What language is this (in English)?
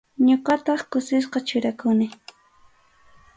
Arequipa-La Unión Quechua